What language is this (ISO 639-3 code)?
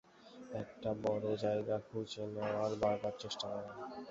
ben